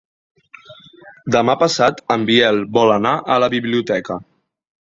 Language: Catalan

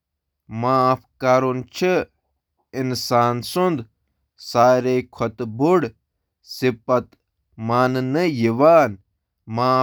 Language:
Kashmiri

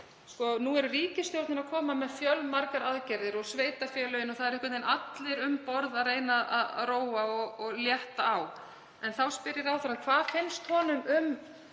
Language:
Icelandic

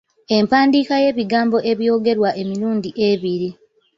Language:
Ganda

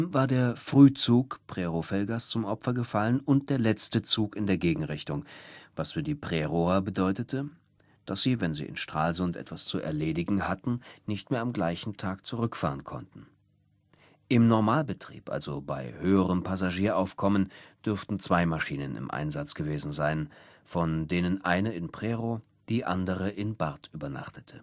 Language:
German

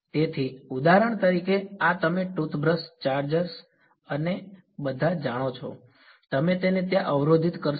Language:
Gujarati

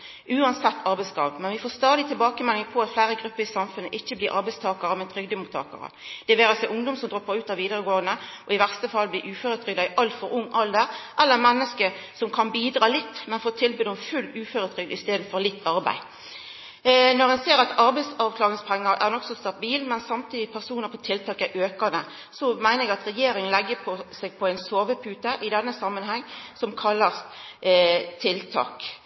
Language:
Norwegian Nynorsk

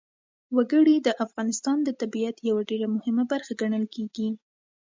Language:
Pashto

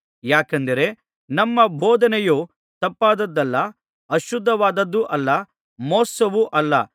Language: Kannada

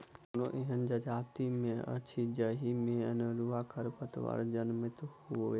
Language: Maithili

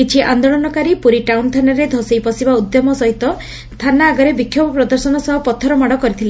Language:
Odia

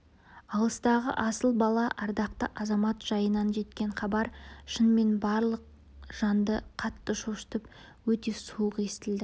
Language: Kazakh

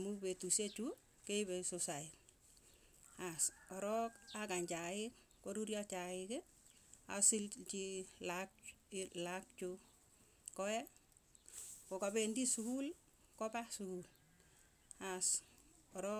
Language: Tugen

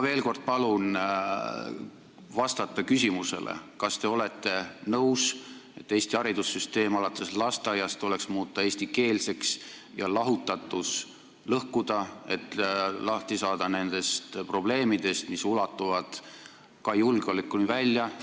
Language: Estonian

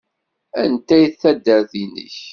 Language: Kabyle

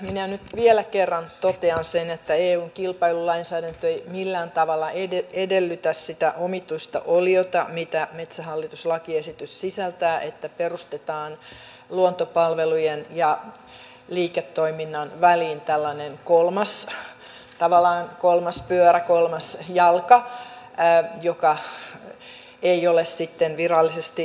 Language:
Finnish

